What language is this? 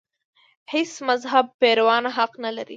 Pashto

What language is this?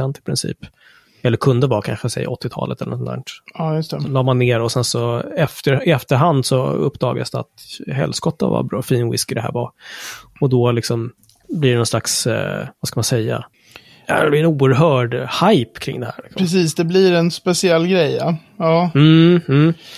Swedish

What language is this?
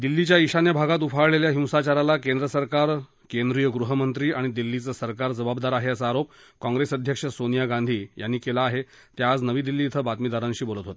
Marathi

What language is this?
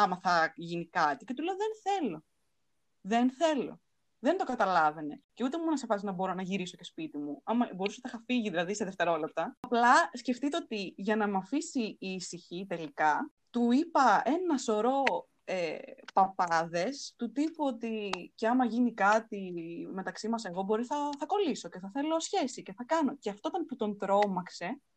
Greek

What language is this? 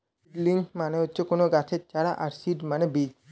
Bangla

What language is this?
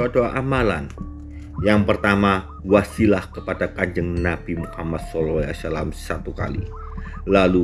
Indonesian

